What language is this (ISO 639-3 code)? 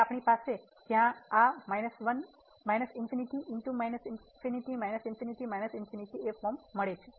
guj